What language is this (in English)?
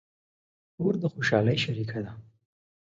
Pashto